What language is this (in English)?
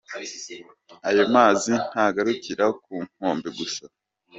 Kinyarwanda